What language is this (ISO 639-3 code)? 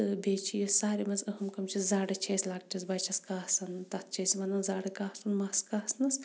kas